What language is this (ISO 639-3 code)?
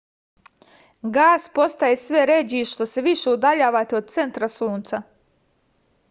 srp